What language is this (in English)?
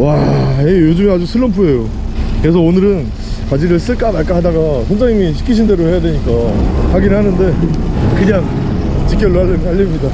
Korean